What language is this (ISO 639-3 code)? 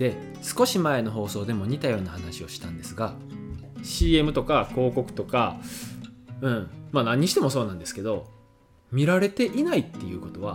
jpn